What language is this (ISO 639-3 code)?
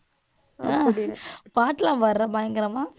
tam